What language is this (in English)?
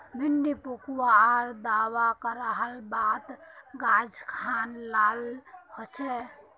Magahi